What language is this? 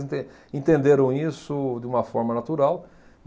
Portuguese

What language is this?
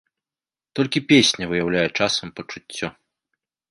Belarusian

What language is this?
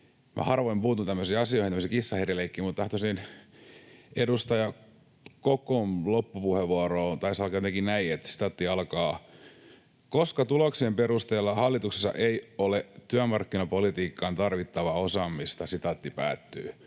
Finnish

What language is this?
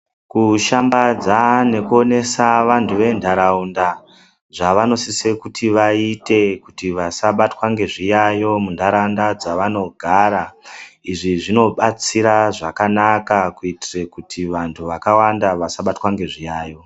Ndau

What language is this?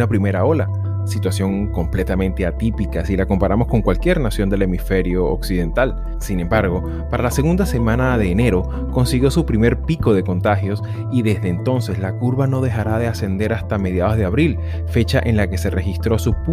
Spanish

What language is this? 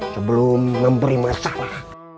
Indonesian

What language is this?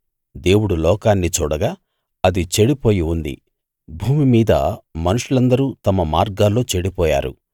Telugu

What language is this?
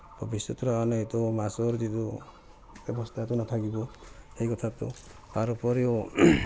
Assamese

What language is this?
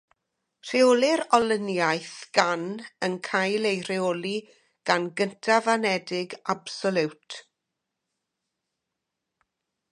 Welsh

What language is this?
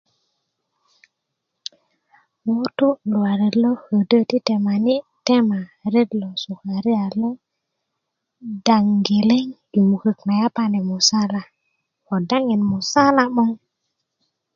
Kuku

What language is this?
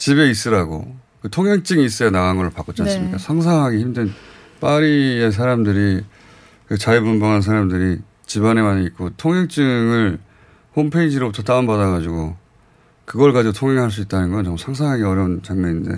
Korean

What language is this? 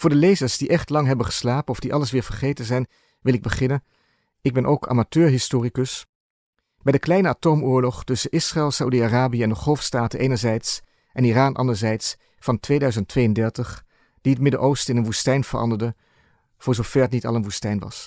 Dutch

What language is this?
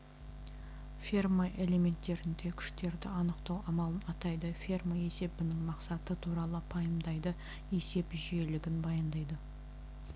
Kazakh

